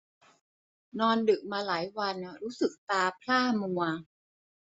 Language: Thai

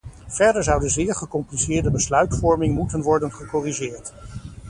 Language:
Dutch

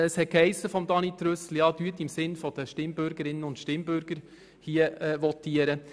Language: Swiss German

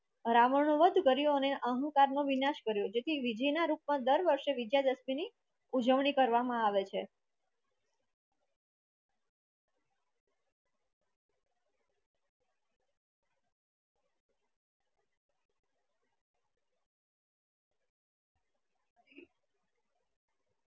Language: Gujarati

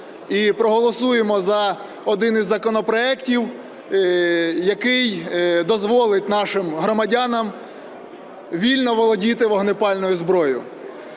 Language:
Ukrainian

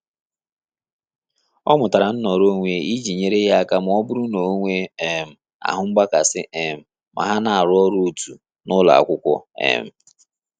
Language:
Igbo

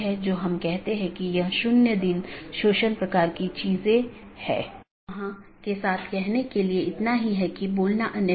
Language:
Hindi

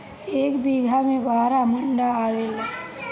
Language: Bhojpuri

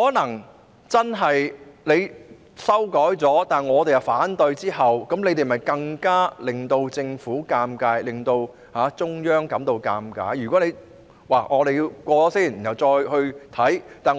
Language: Cantonese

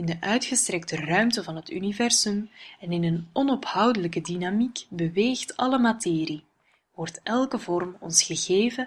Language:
Dutch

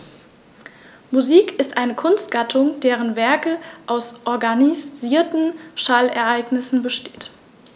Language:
German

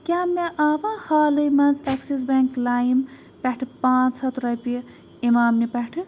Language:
Kashmiri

